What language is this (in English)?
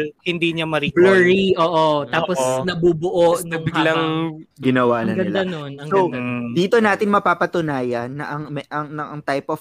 Filipino